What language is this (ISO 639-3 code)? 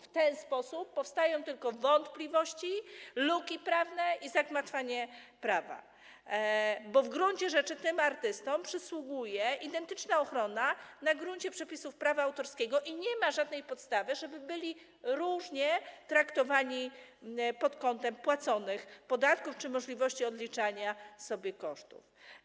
pol